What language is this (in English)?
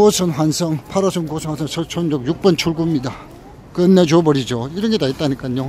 Korean